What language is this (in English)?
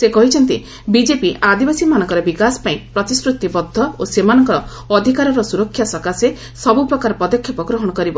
Odia